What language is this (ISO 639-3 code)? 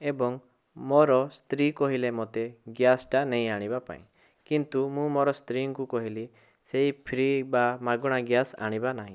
ori